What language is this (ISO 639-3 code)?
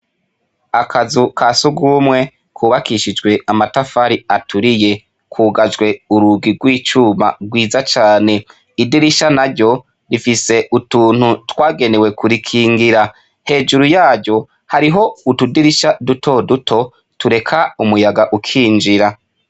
run